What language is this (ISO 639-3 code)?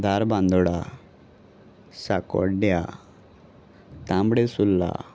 kok